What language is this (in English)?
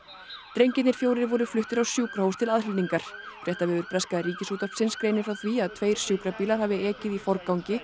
Icelandic